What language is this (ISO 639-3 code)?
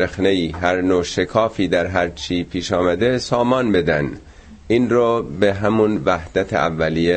fas